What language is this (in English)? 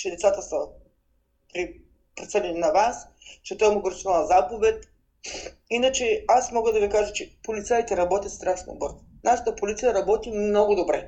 Bulgarian